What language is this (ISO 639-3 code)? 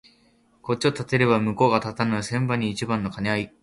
jpn